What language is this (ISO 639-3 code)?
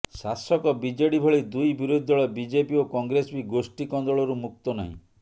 ori